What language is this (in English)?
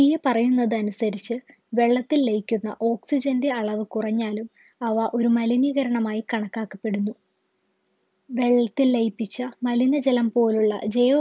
Malayalam